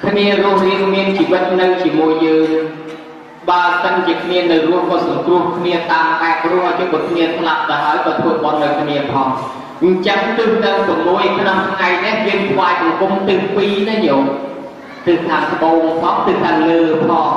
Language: Thai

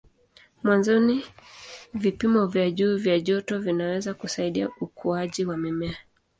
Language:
Swahili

